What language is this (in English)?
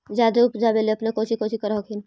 Magahi